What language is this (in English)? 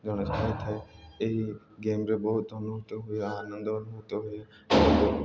Odia